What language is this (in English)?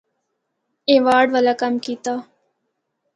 Northern Hindko